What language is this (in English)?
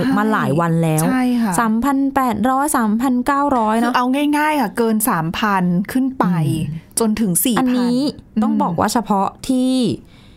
Thai